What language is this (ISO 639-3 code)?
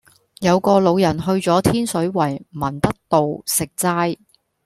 yue